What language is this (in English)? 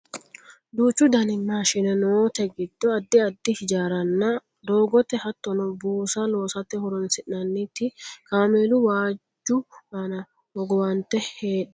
Sidamo